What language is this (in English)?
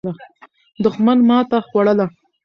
Pashto